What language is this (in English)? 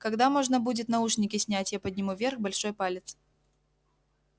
Russian